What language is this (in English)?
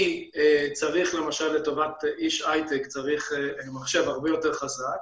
Hebrew